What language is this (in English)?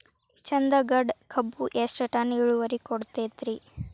Kannada